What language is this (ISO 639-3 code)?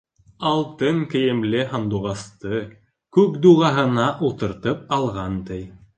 bak